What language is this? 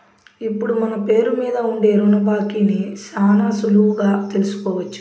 Telugu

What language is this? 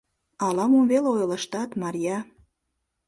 Mari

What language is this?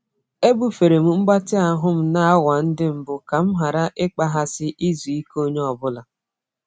Igbo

